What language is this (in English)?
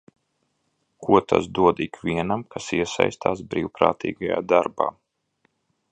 Latvian